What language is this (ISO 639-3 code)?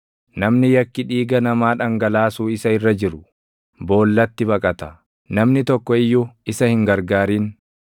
orm